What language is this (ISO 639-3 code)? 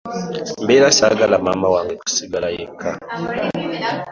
lug